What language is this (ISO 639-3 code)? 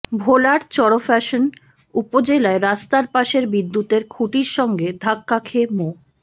ben